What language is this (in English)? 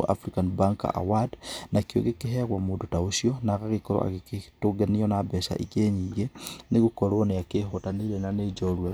Kikuyu